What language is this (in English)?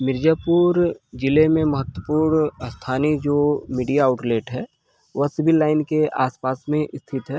Hindi